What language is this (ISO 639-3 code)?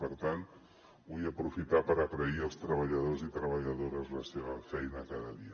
cat